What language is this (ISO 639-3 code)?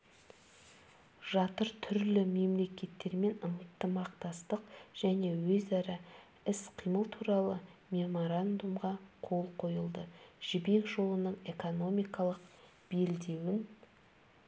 kaz